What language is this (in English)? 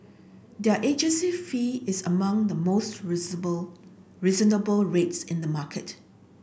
English